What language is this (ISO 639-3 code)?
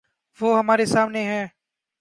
urd